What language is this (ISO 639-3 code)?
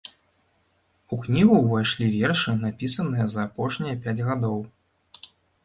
bel